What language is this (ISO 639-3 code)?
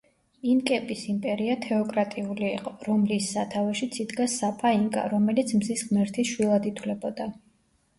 kat